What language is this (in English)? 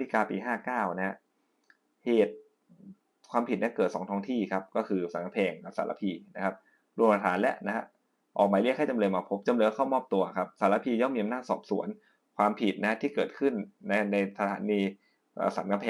Thai